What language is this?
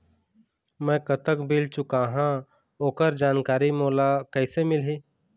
Chhattisgarhi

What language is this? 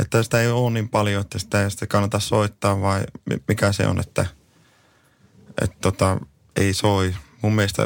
Finnish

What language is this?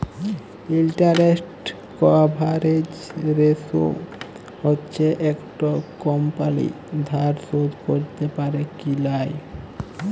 Bangla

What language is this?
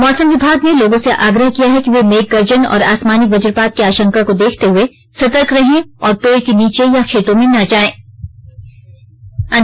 Hindi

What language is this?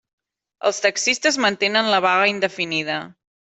Catalan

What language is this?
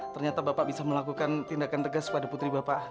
Indonesian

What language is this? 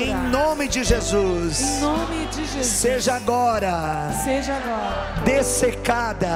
Portuguese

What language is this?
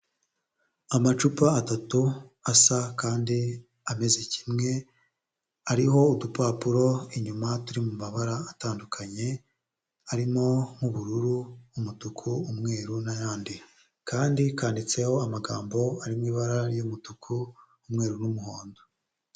Kinyarwanda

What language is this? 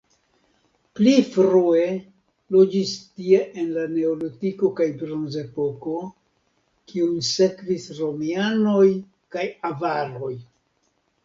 Esperanto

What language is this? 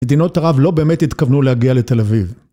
Hebrew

